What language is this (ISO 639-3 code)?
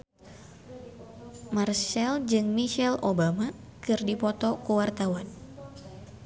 sun